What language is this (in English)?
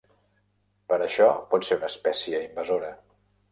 Catalan